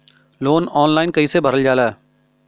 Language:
Bhojpuri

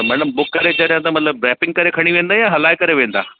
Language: Sindhi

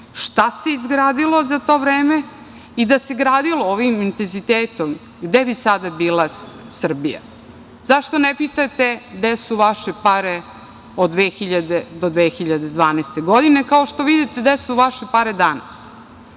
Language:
Serbian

